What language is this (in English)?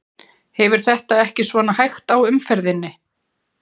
Icelandic